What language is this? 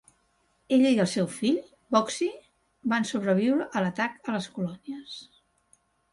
Catalan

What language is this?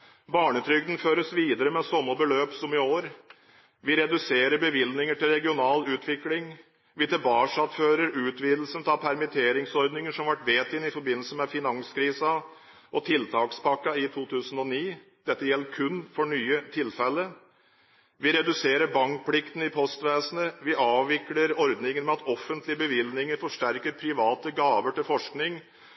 Norwegian Bokmål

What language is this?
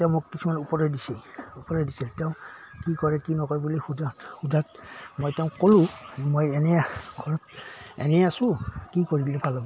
Assamese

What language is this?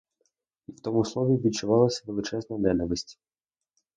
Ukrainian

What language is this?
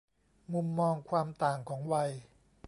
Thai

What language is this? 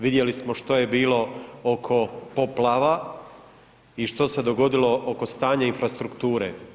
Croatian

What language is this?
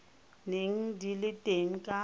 Tswana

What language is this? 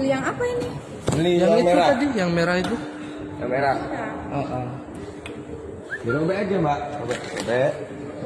Indonesian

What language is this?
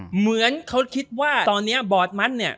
Thai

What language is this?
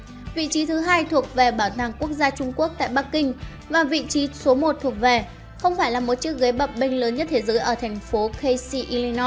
Vietnamese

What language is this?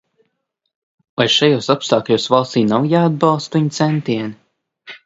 Latvian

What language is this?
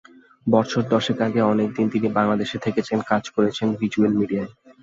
Bangla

